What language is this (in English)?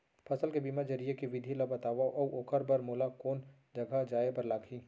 Chhattisgarhi